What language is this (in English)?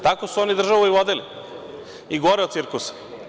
Serbian